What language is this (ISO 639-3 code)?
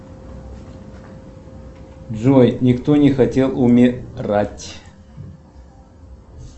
rus